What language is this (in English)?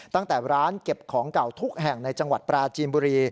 Thai